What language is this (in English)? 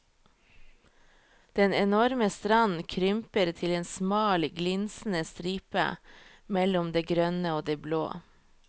Norwegian